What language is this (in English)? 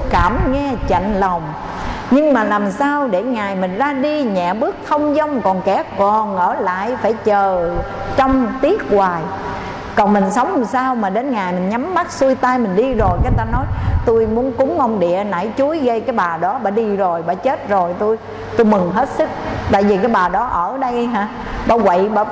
Vietnamese